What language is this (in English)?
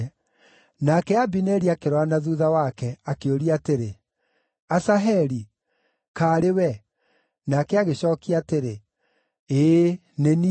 Kikuyu